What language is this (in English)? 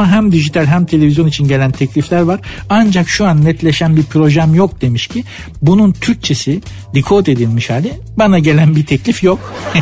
Turkish